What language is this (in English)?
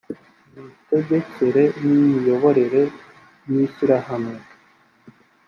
Kinyarwanda